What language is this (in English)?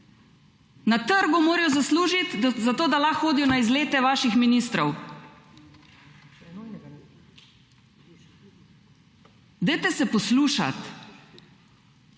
Slovenian